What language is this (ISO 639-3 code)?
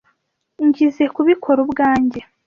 kin